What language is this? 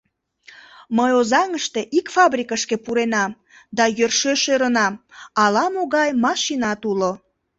Mari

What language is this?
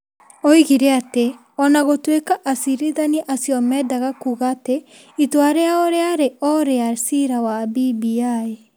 Kikuyu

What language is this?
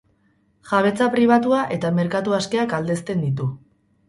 Basque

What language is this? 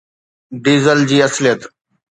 Sindhi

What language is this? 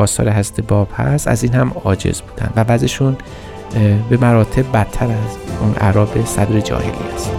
Persian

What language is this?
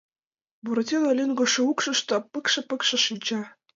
Mari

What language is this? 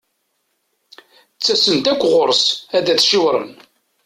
Kabyle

